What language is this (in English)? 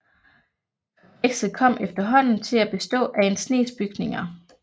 Danish